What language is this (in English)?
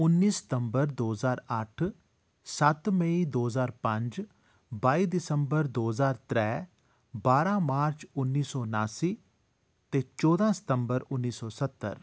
Dogri